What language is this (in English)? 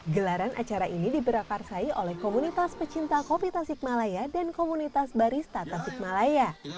Indonesian